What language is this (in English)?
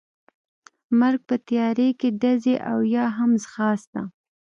Pashto